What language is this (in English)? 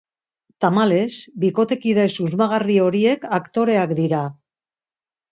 Basque